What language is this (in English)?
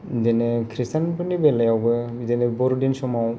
Bodo